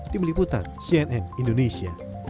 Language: Indonesian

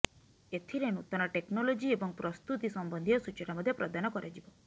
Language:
Odia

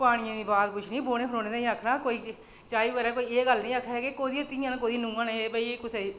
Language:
Dogri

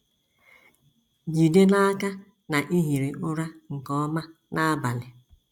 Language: Igbo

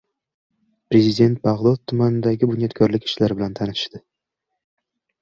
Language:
Uzbek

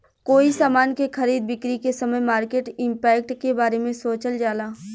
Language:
Bhojpuri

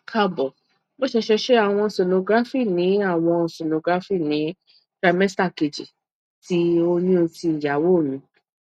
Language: Yoruba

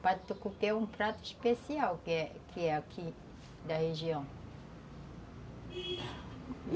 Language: Portuguese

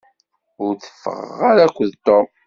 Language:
Kabyle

